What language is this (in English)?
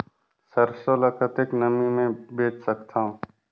Chhattisgarhi